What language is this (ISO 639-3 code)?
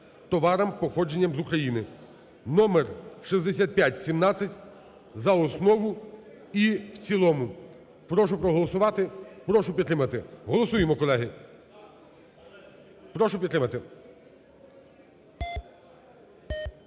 ukr